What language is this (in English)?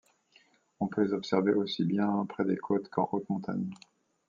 French